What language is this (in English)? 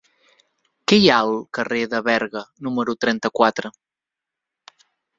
Catalan